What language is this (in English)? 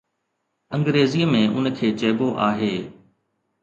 Sindhi